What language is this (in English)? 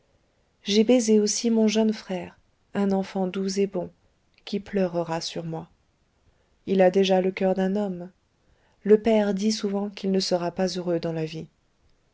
French